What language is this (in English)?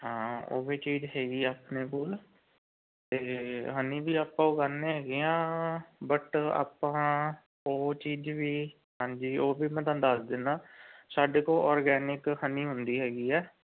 Punjabi